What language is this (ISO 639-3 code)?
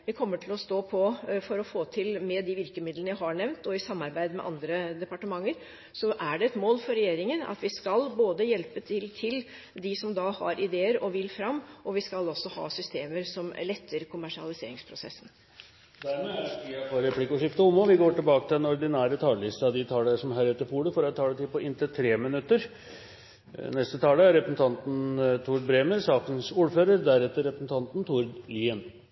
nor